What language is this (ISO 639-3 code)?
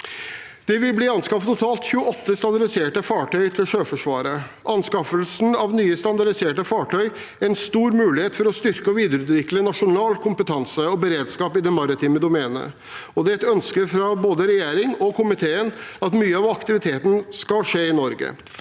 nor